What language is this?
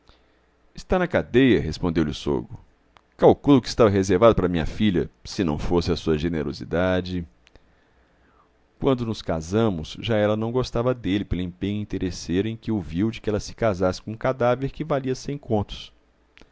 Portuguese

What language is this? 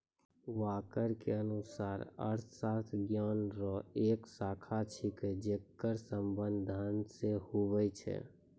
Maithili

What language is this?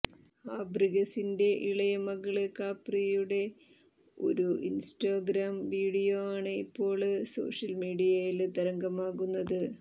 Malayalam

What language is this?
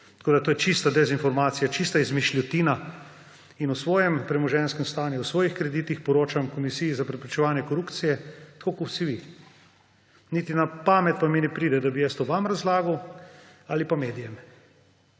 Slovenian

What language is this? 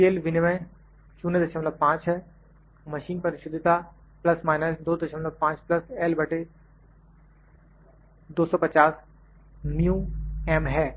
Hindi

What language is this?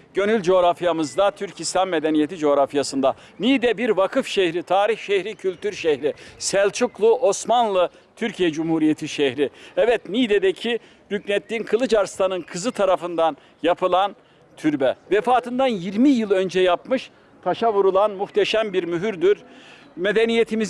Turkish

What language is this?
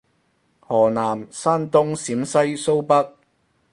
Cantonese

